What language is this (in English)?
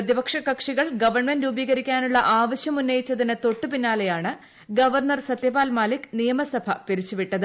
Malayalam